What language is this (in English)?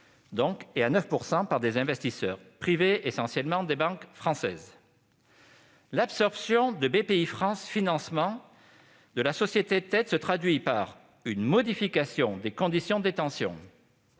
French